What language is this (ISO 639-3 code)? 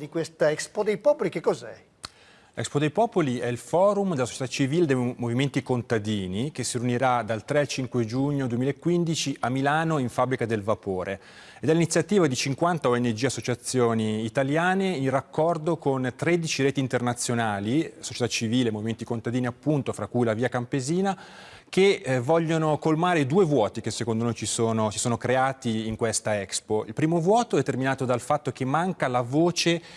ita